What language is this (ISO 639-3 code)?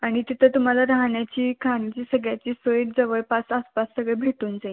mar